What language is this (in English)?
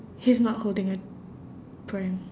English